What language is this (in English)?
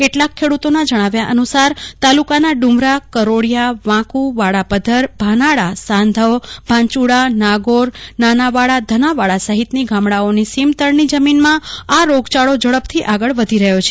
Gujarati